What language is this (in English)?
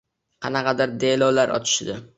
Uzbek